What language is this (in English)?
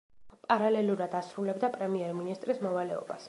Georgian